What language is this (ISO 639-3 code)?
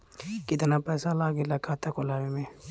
bho